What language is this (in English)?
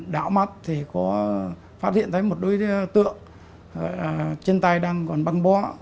Vietnamese